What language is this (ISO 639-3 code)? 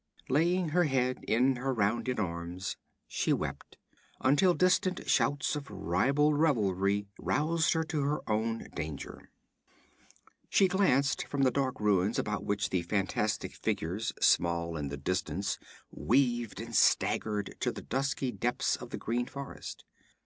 eng